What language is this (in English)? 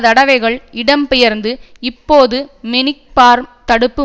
Tamil